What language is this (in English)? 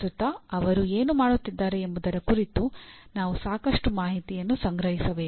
Kannada